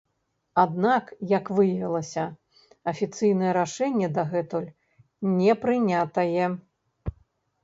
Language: Belarusian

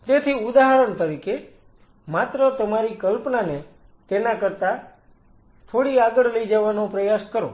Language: Gujarati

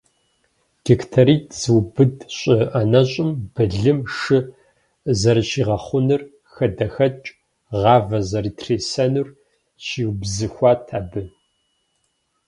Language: Kabardian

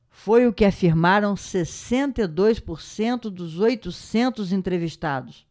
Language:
Portuguese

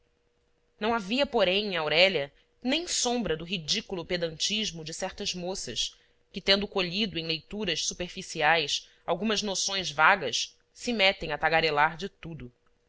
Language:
Portuguese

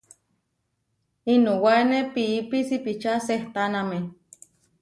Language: Huarijio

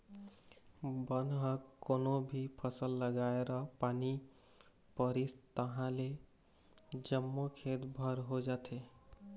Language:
Chhattisgarhi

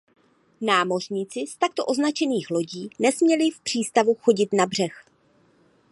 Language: Czech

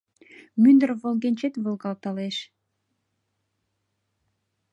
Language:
Mari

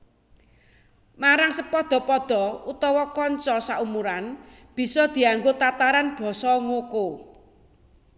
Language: Javanese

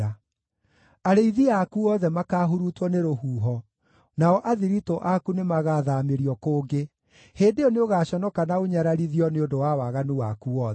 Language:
Kikuyu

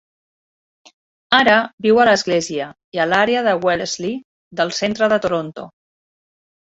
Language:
Catalan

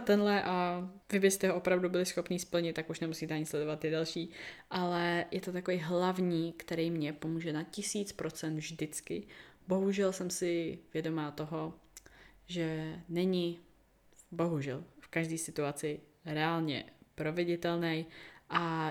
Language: Czech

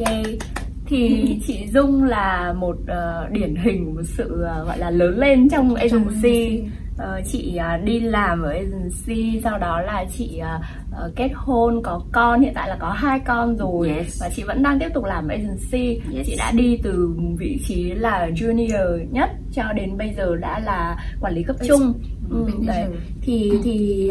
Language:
Vietnamese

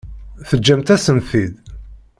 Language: Kabyle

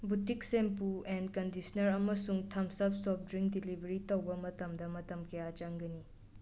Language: Manipuri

